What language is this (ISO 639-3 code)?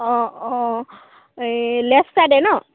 asm